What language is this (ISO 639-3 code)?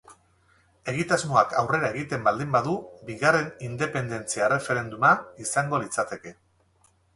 eus